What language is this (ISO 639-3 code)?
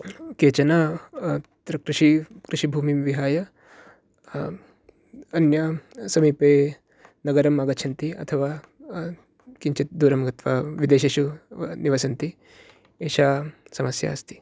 san